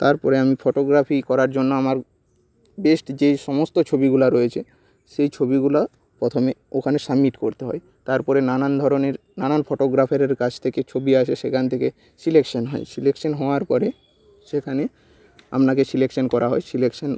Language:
Bangla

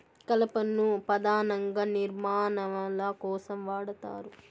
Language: Telugu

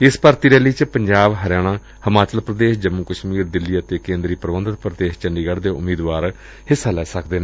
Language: Punjabi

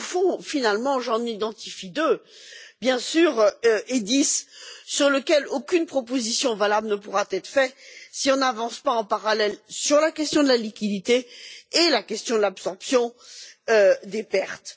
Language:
French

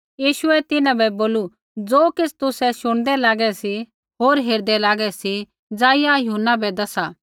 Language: Kullu Pahari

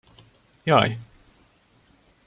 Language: Hungarian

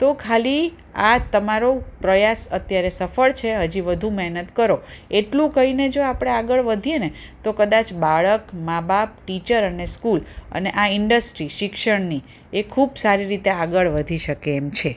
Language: Gujarati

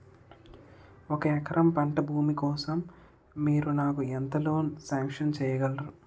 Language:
Telugu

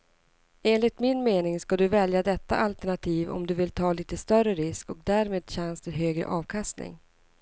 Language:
Swedish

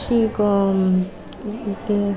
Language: Kannada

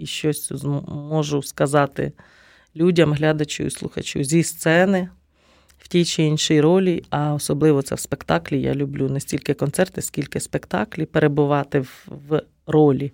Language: Ukrainian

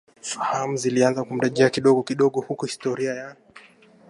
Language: Swahili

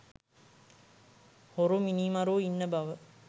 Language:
Sinhala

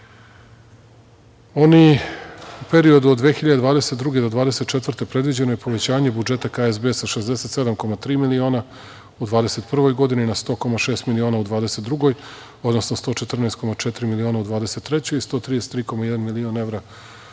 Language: Serbian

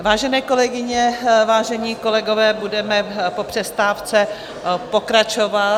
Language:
Czech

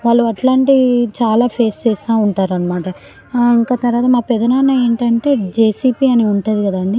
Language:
Telugu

